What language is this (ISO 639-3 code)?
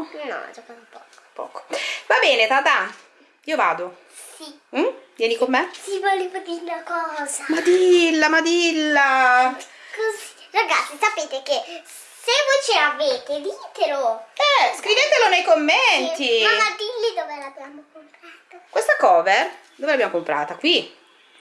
ita